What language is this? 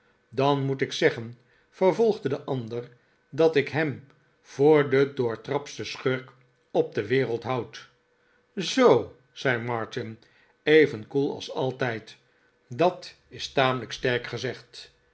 Dutch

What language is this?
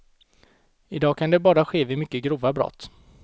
Swedish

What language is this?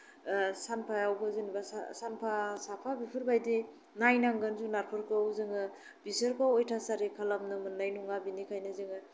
Bodo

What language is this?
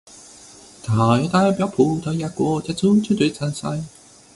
Chinese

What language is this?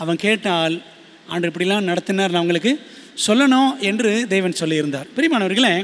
Tamil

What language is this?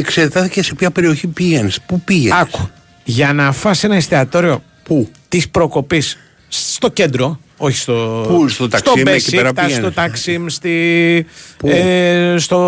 Greek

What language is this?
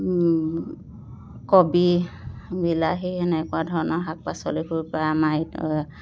Assamese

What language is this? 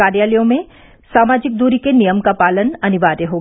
Hindi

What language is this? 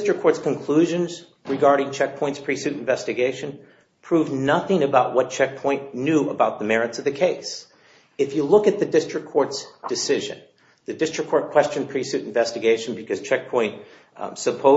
English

